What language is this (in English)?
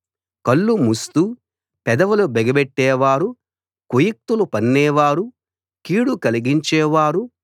Telugu